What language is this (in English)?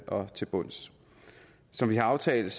Danish